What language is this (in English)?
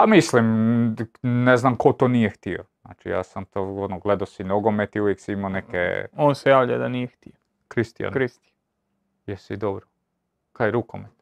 Croatian